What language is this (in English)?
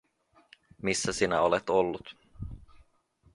Finnish